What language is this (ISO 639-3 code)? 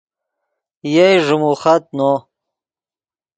ydg